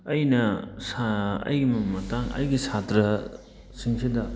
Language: Manipuri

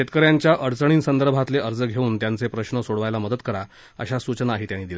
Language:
Marathi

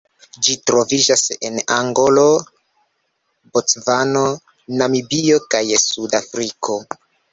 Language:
Esperanto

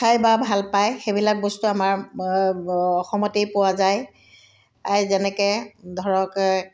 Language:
Assamese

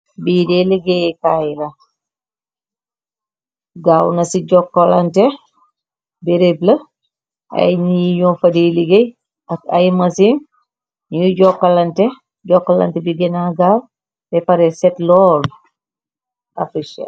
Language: Wolof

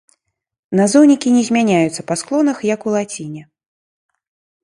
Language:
Belarusian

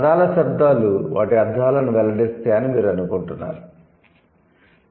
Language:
Telugu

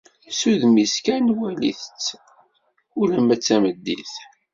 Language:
Kabyle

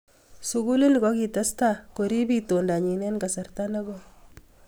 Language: Kalenjin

